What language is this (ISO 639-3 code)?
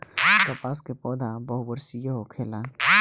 bho